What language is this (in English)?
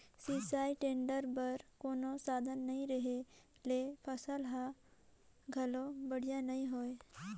Chhattisgarhi